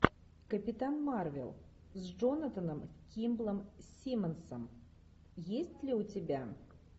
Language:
Russian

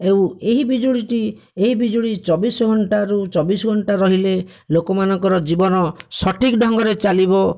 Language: Odia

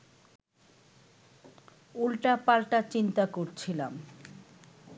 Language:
Bangla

